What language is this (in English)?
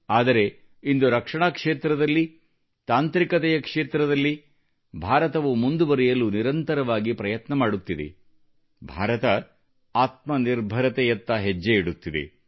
Kannada